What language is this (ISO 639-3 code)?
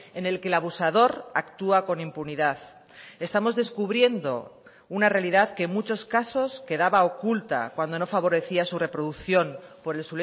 spa